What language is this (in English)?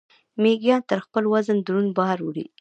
Pashto